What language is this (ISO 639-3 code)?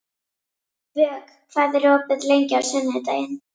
isl